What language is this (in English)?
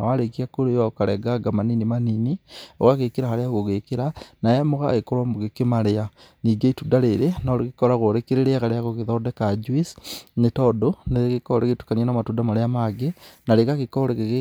Kikuyu